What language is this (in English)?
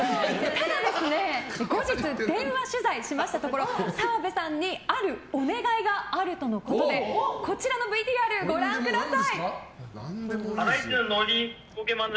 Japanese